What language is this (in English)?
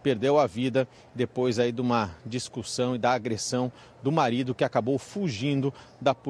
Portuguese